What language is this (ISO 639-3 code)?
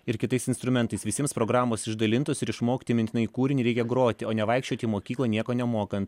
lit